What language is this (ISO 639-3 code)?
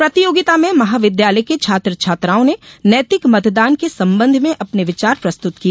hin